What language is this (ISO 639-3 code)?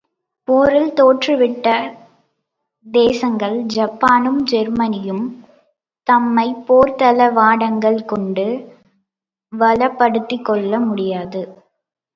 tam